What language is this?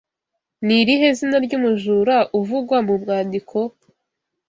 Kinyarwanda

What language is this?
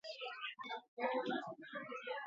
Basque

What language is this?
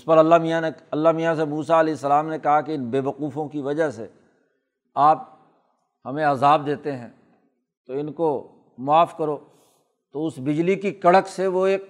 Urdu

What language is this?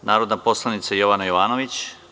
Serbian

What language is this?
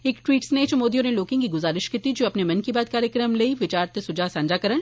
Dogri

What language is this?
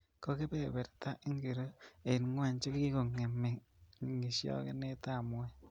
Kalenjin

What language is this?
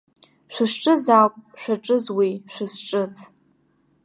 Abkhazian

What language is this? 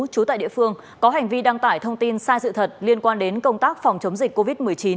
Vietnamese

